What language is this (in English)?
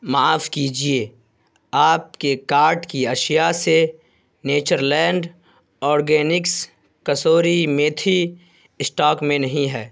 Urdu